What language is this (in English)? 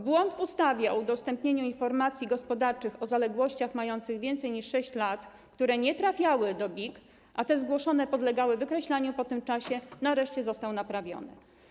Polish